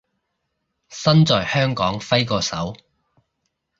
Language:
Cantonese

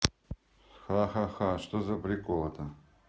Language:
Russian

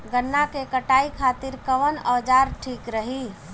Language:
Bhojpuri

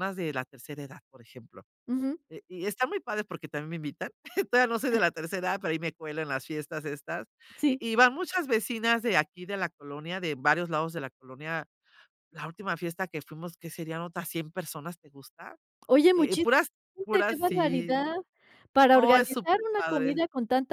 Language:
Spanish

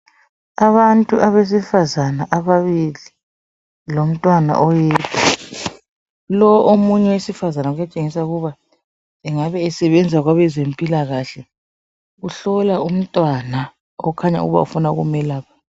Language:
North Ndebele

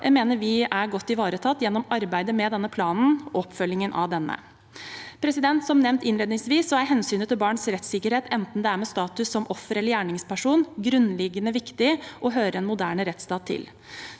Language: Norwegian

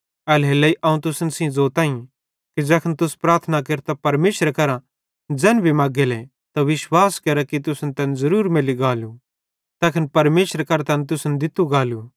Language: Bhadrawahi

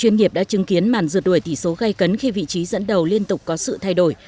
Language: Vietnamese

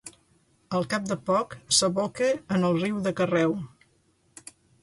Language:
Catalan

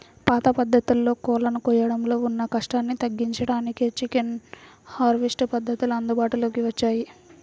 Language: Telugu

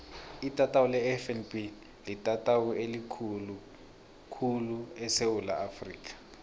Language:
South Ndebele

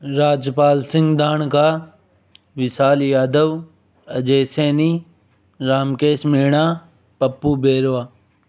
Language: Hindi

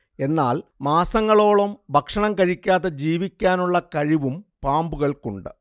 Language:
Malayalam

